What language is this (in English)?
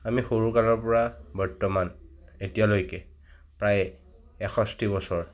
Assamese